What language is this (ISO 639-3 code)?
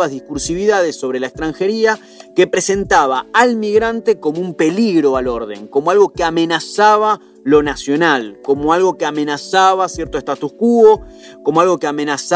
spa